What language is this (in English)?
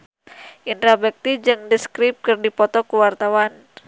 Sundanese